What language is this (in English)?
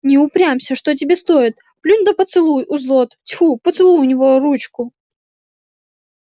Russian